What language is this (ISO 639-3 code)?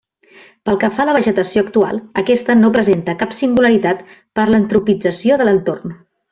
cat